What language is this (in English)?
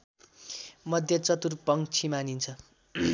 Nepali